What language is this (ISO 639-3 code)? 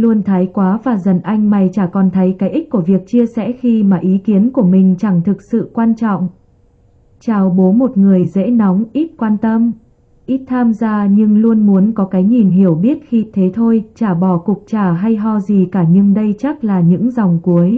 vie